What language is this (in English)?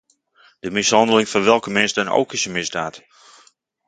Dutch